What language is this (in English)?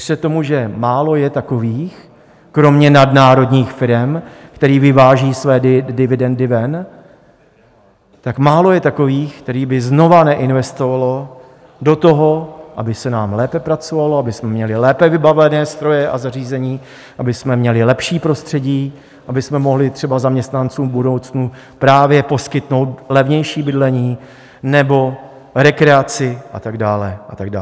Czech